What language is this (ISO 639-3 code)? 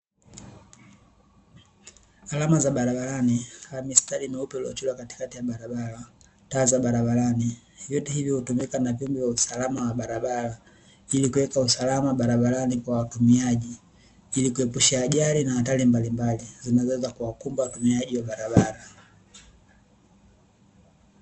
swa